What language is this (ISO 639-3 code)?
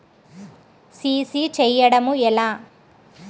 tel